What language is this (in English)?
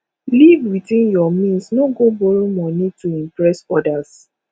Nigerian Pidgin